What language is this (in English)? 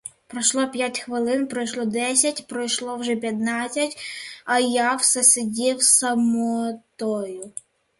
Ukrainian